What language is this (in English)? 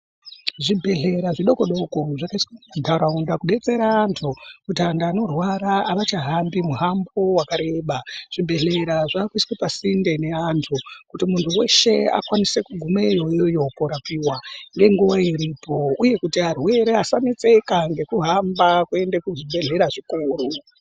Ndau